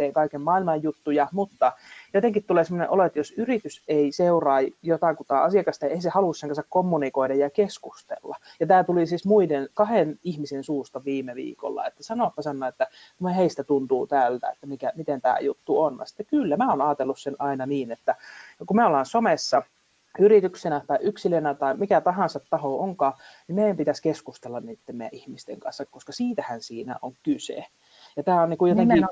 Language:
Finnish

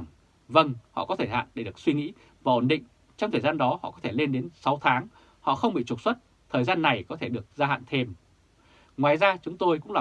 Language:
Vietnamese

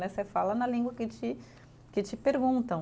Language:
Portuguese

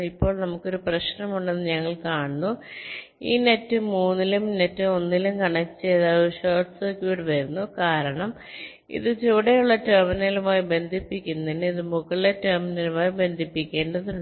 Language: Malayalam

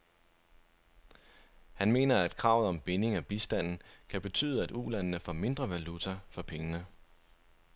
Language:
Danish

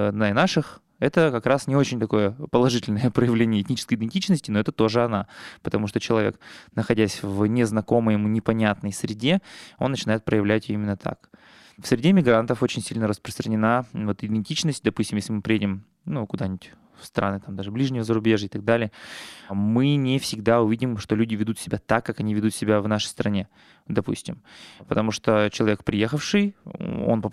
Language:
Russian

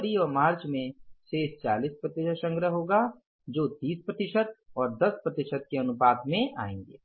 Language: Hindi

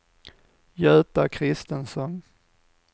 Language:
Swedish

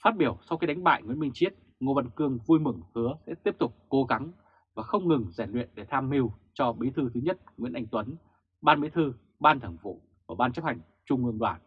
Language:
Vietnamese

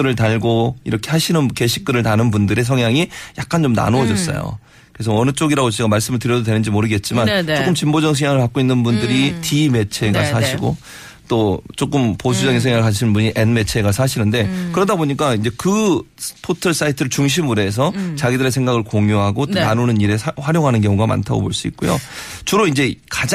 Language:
Korean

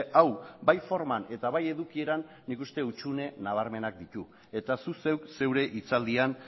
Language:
Basque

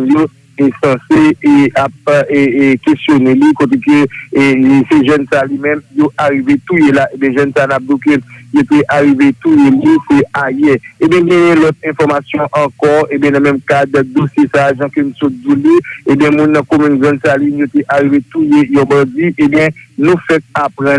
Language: French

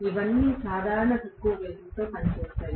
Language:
Telugu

